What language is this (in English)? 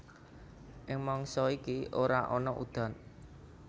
Javanese